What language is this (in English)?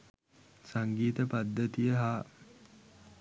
Sinhala